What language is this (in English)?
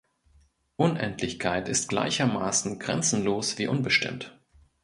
German